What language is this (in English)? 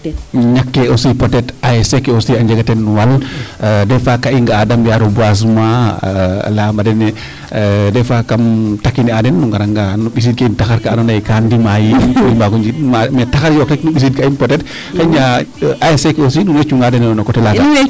Serer